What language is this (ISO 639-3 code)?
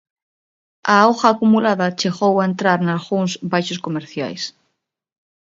glg